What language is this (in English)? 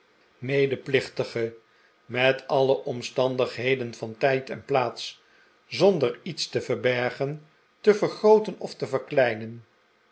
Dutch